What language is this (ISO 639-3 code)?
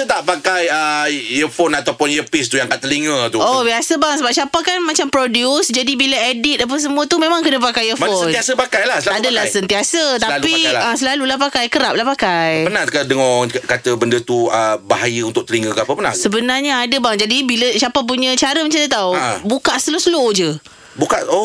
msa